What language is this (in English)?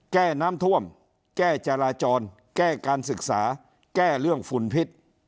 Thai